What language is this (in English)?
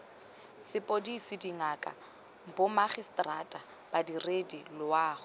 Tswana